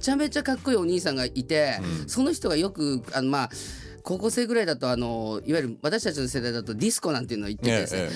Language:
Japanese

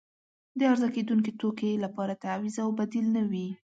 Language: Pashto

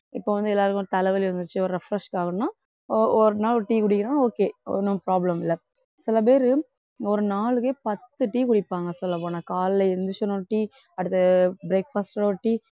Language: Tamil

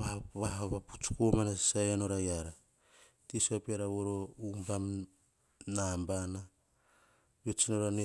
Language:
Hahon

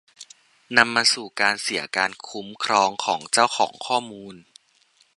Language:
Thai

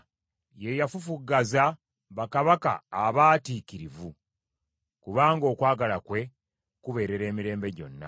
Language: Ganda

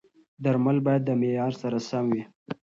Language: Pashto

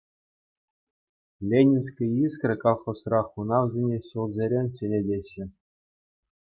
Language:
Chuvash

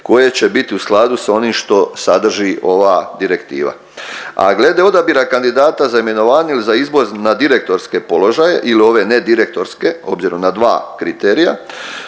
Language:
Croatian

